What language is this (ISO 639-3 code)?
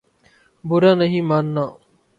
urd